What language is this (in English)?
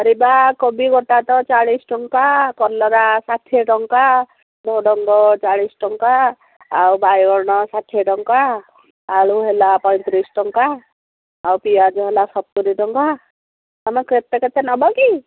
Odia